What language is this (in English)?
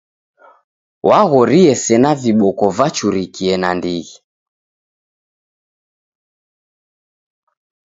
Taita